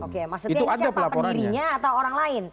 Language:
Indonesian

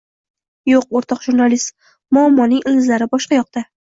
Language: Uzbek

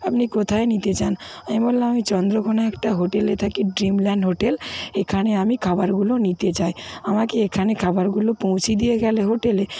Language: Bangla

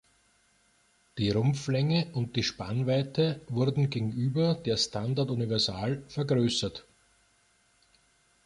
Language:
German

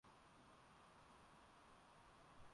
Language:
Swahili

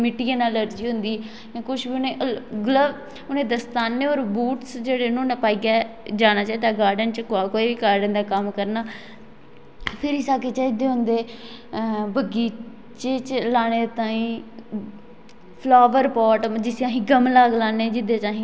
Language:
Dogri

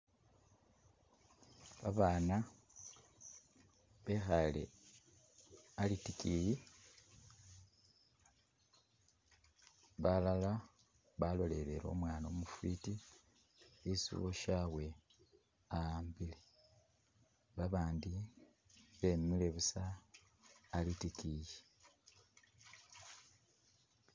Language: Masaaba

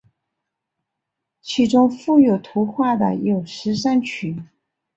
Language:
Chinese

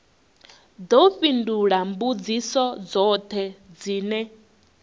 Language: Venda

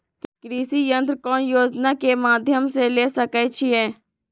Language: Magahi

